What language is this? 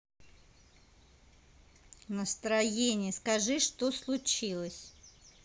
Russian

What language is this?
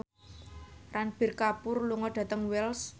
Javanese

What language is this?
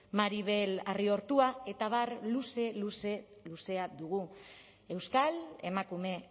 Basque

